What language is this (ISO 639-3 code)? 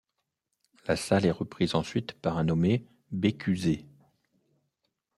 fra